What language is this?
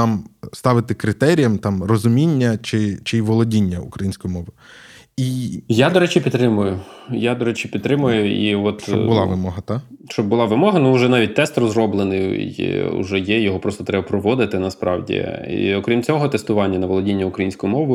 Ukrainian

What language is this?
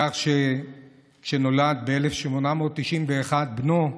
Hebrew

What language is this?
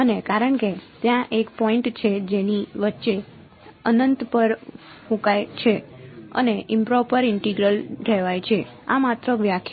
Gujarati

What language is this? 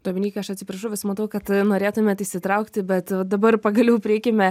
Lithuanian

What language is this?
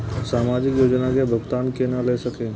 Maithili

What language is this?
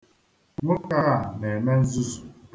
Igbo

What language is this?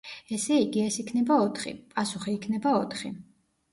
Georgian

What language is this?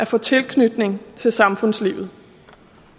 Danish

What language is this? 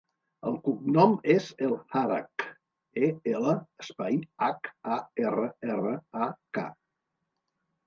Catalan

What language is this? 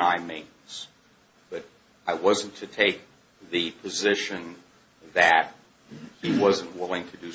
English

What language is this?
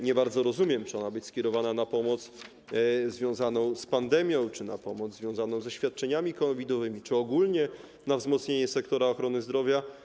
Polish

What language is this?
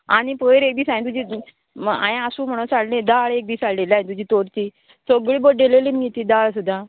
Konkani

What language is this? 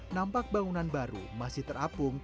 Indonesian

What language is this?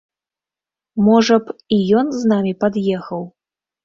Belarusian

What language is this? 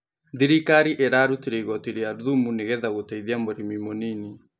Kikuyu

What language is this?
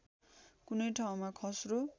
Nepali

